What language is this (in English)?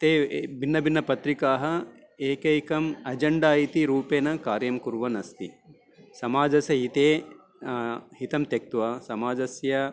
Sanskrit